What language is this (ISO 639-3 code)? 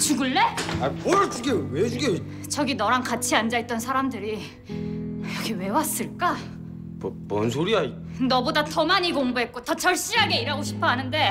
kor